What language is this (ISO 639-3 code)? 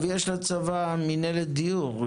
heb